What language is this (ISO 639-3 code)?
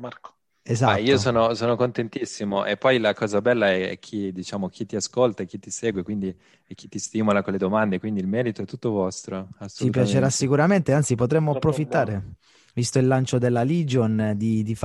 ita